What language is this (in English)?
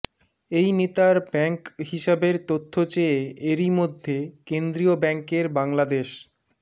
Bangla